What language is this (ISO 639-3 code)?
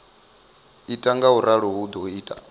ven